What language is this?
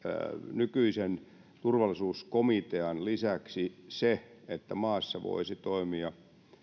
Finnish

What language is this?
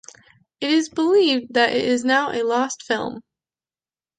English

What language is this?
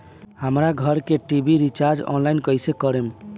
Bhojpuri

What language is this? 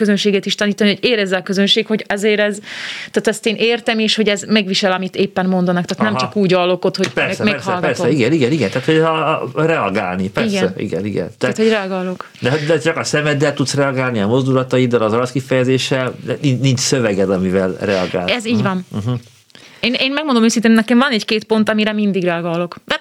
Hungarian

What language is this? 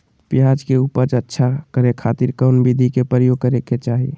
Magahi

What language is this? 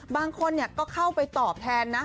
Thai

